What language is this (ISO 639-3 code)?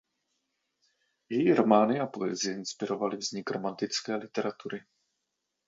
ces